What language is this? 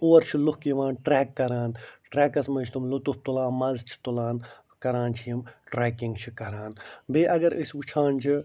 Kashmiri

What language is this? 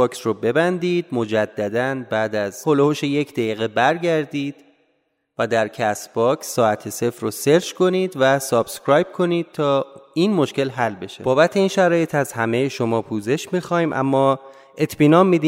Persian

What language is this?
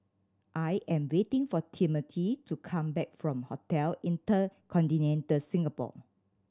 English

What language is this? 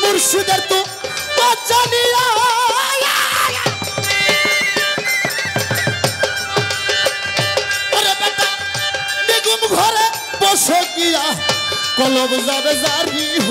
Arabic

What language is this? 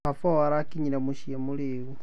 Kikuyu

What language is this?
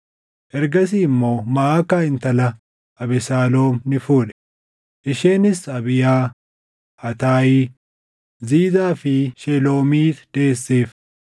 Oromo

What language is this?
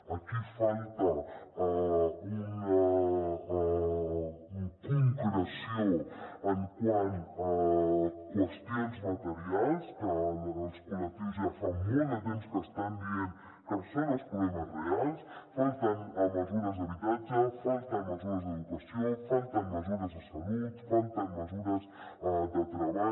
Catalan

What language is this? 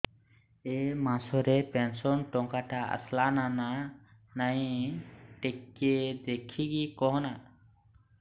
Odia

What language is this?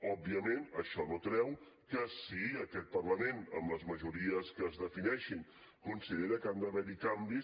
Catalan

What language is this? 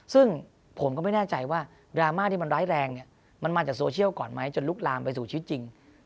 Thai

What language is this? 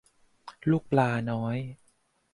Thai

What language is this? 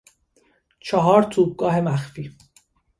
Persian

